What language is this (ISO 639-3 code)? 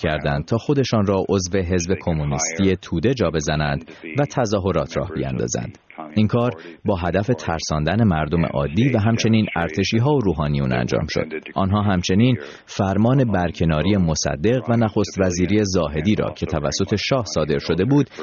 fas